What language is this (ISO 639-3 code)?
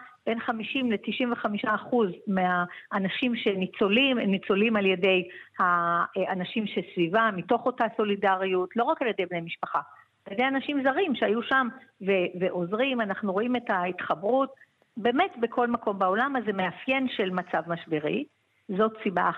heb